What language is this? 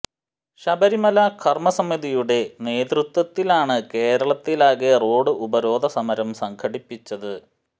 Malayalam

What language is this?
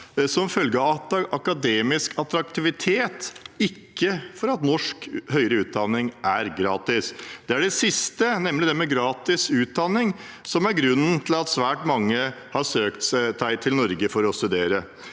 Norwegian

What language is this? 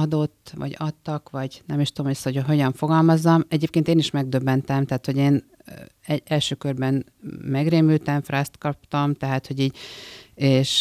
Hungarian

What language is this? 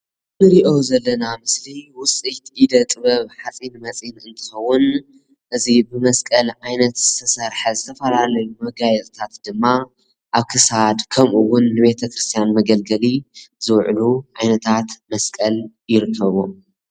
Tigrinya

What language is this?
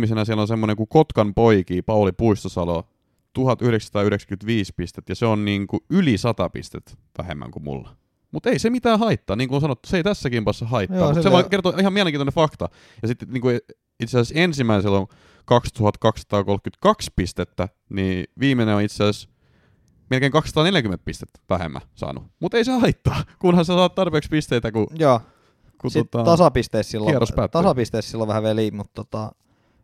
Finnish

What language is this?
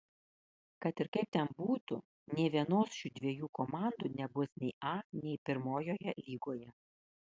Lithuanian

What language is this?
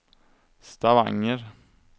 Swedish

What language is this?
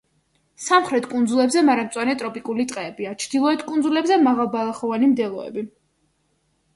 Georgian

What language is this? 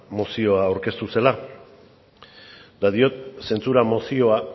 Basque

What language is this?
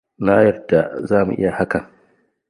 Hausa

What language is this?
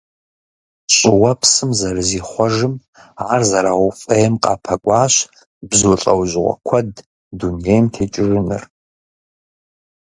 Kabardian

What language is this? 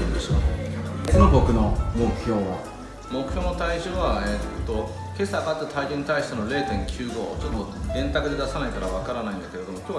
Japanese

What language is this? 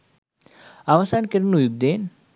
Sinhala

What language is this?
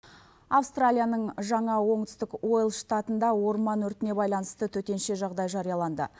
Kazakh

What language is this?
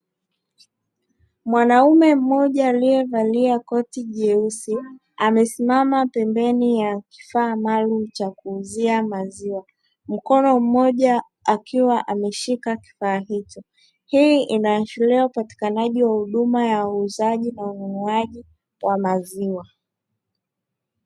Swahili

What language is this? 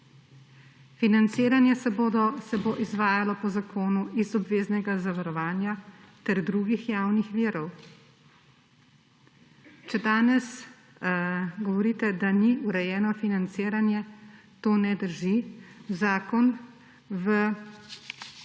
Slovenian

